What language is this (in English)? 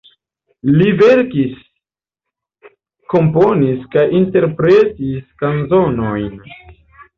Esperanto